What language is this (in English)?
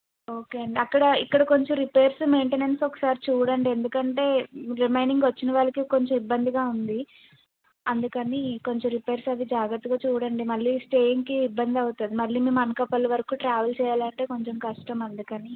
Telugu